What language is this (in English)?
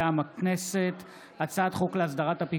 Hebrew